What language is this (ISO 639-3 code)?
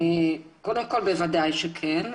heb